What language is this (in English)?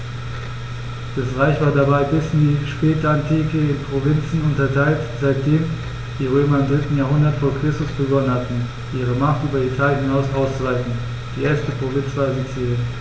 German